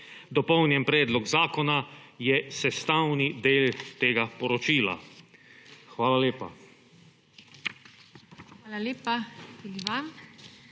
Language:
Slovenian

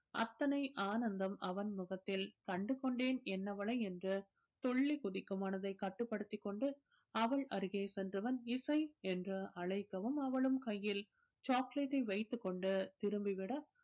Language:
Tamil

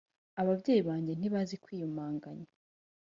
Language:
Kinyarwanda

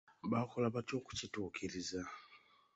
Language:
Ganda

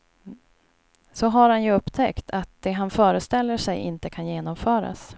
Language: Swedish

